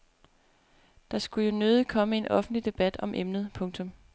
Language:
Danish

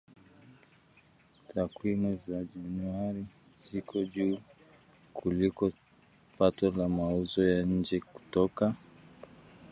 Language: Swahili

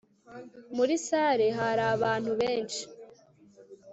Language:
Kinyarwanda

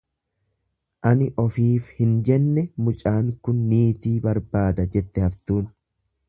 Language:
Oromo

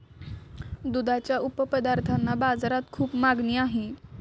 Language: Marathi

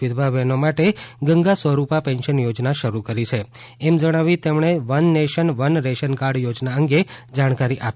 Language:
Gujarati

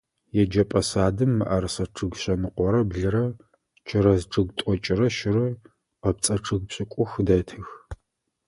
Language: Adyghe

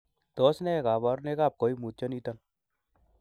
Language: Kalenjin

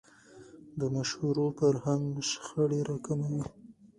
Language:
Pashto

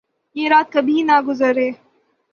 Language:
Urdu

